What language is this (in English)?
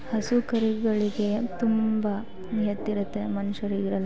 Kannada